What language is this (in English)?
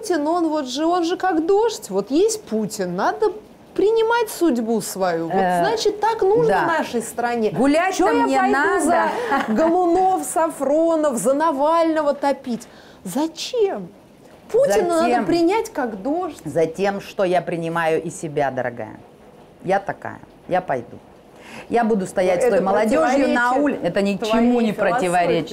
Russian